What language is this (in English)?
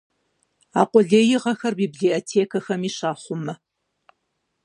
Kabardian